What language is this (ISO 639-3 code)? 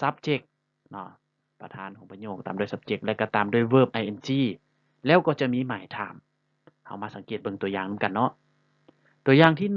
tha